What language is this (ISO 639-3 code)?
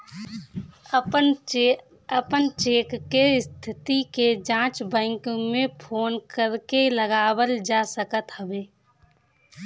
bho